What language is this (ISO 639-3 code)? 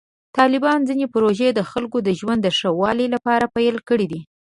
pus